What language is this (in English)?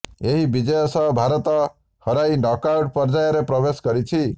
Odia